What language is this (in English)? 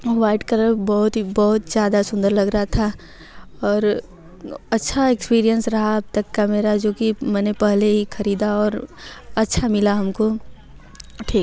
Hindi